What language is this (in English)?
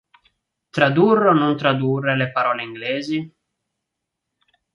Italian